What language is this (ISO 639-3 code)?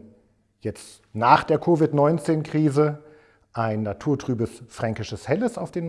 deu